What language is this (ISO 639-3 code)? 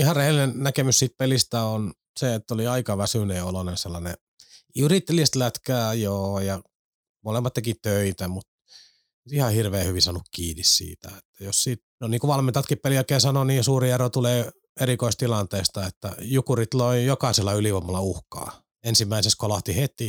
fin